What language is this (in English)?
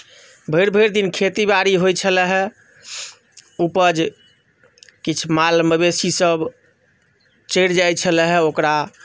Maithili